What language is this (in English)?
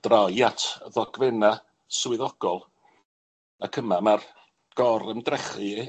Welsh